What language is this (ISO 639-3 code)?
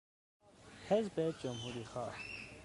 fas